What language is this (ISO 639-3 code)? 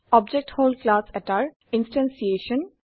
asm